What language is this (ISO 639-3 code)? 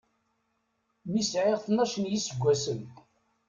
kab